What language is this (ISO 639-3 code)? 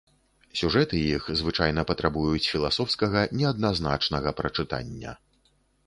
bel